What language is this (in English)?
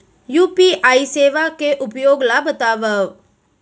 Chhattisgarhi